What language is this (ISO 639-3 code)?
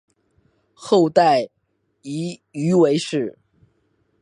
zho